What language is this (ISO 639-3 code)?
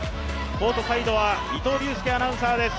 jpn